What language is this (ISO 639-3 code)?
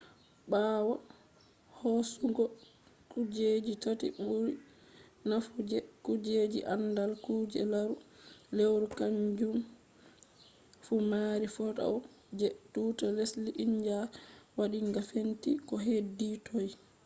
ful